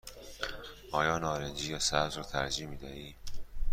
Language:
Persian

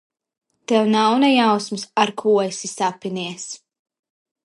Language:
Latvian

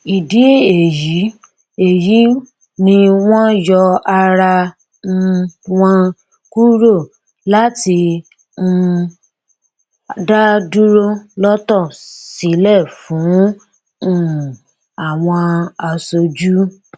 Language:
Yoruba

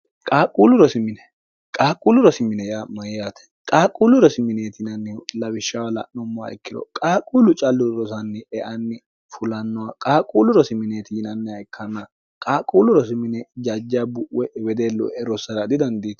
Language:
Sidamo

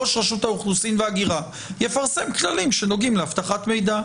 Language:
Hebrew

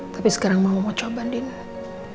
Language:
Indonesian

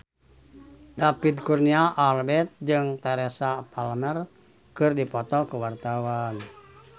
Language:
Sundanese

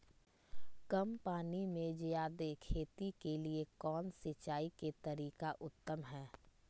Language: Magahi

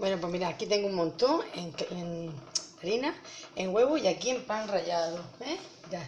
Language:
Spanish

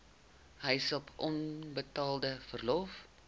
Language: Afrikaans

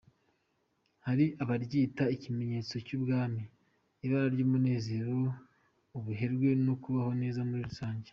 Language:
Kinyarwanda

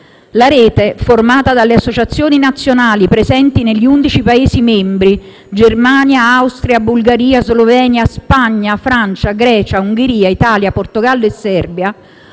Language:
Italian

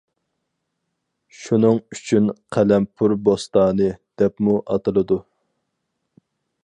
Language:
Uyghur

